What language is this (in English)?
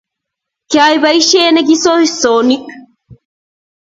Kalenjin